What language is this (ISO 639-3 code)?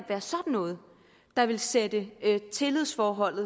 dan